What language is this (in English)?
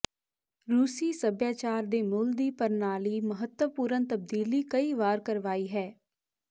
Punjabi